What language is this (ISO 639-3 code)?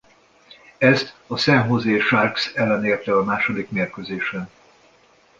hun